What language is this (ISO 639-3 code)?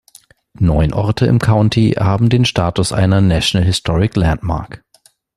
deu